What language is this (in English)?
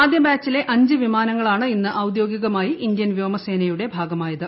Malayalam